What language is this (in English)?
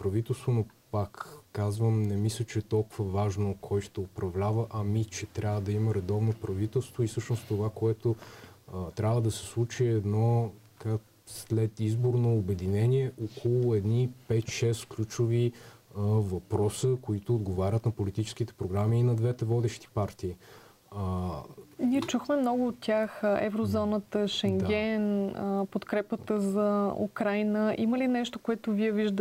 Bulgarian